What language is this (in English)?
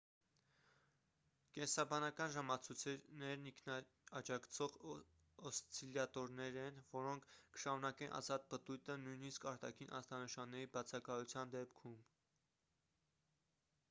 Armenian